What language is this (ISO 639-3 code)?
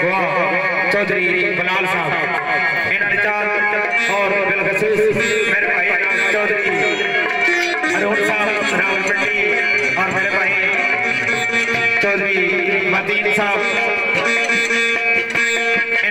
ara